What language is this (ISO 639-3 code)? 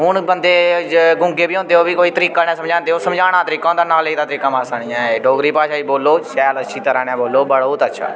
doi